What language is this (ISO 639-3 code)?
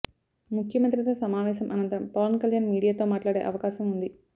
tel